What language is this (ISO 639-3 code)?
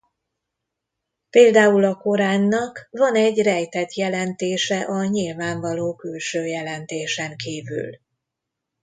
hun